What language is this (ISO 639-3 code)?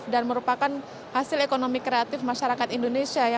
ind